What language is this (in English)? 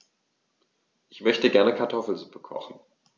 German